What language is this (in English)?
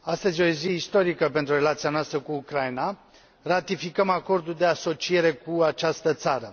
Romanian